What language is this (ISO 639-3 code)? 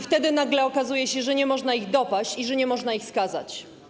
pol